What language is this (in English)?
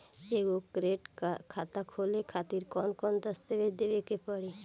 Bhojpuri